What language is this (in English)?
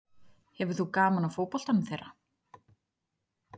Icelandic